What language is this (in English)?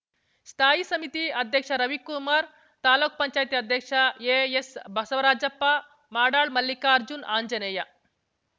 Kannada